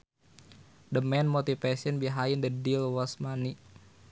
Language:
Sundanese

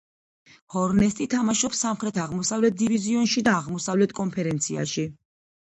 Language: Georgian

